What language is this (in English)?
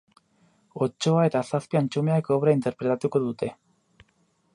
Basque